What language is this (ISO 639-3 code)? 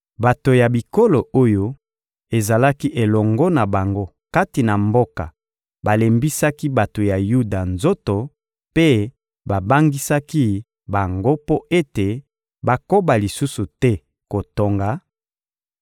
lin